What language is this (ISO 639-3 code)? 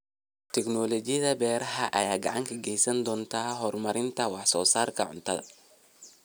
som